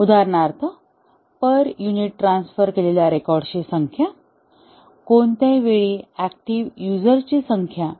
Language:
Marathi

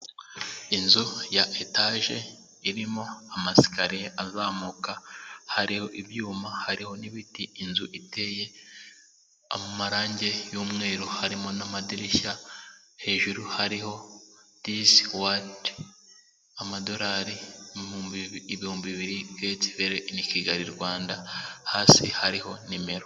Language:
Kinyarwanda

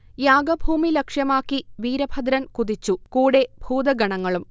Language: Malayalam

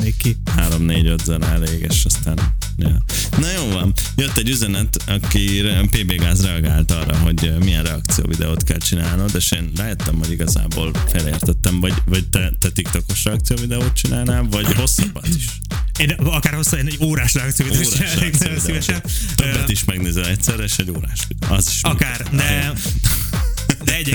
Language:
Hungarian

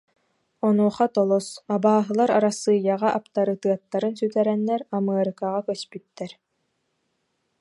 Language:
Yakut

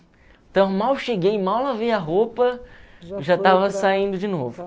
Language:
Portuguese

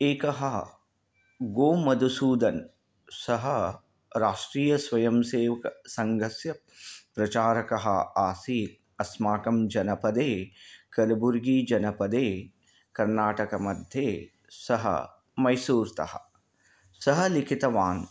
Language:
Sanskrit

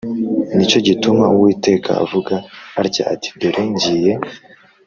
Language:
Kinyarwanda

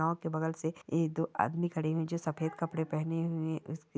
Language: Marwari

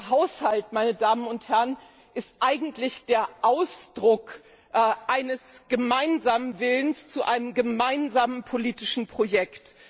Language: German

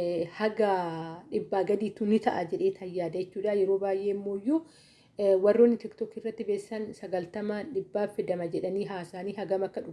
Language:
Oromo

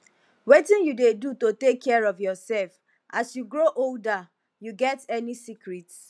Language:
Nigerian Pidgin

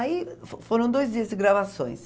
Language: Portuguese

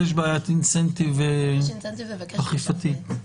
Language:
Hebrew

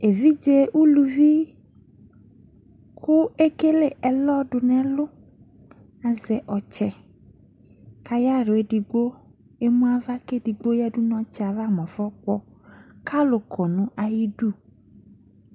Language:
Ikposo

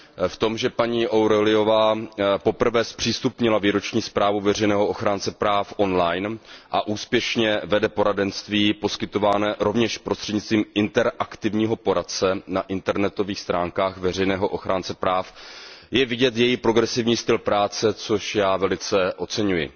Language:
Czech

